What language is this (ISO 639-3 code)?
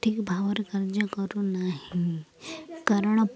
ori